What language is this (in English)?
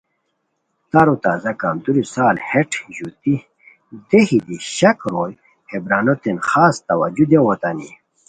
Khowar